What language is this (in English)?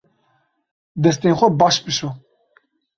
Kurdish